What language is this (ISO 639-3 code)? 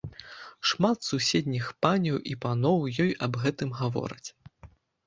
bel